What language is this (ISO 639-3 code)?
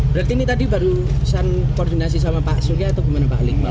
ind